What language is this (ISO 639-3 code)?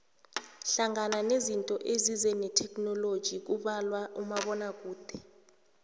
nbl